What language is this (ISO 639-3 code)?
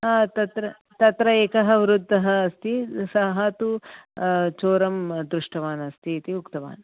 san